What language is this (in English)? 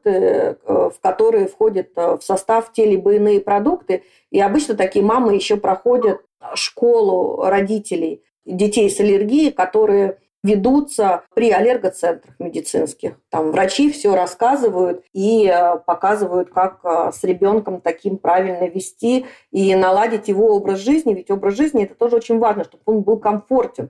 Russian